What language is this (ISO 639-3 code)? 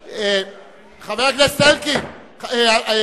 heb